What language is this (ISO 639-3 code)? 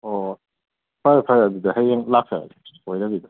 mni